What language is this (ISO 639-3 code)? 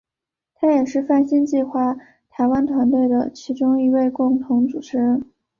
zho